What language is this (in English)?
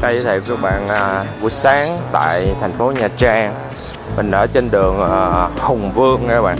Vietnamese